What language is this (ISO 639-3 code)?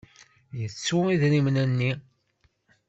kab